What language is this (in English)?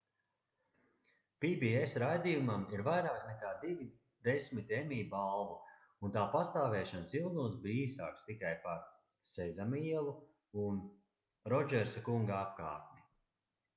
Latvian